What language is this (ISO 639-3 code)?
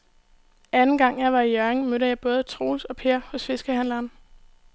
dan